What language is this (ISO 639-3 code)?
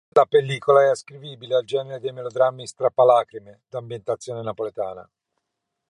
ita